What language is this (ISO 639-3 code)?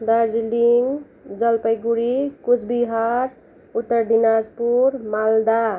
nep